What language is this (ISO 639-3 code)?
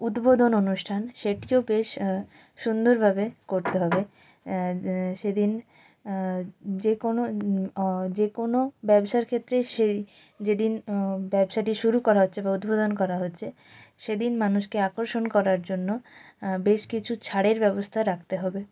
ben